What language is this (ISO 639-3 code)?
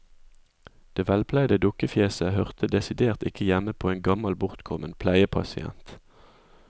nor